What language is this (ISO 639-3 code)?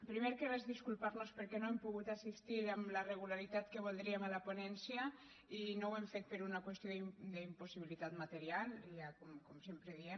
cat